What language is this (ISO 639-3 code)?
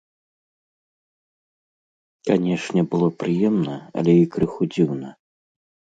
bel